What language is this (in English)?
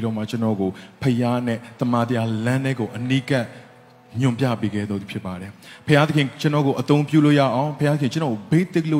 Romanian